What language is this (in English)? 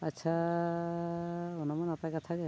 Santali